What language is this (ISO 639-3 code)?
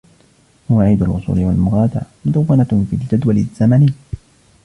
ara